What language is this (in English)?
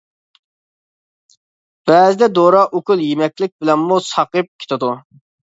Uyghur